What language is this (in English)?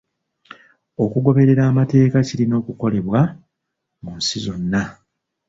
Ganda